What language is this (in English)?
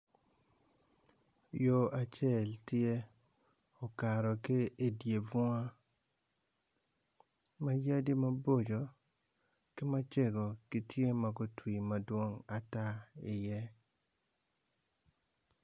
Acoli